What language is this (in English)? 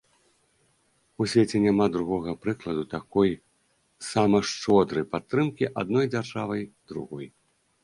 Belarusian